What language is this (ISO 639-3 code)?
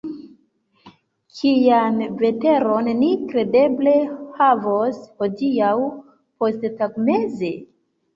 epo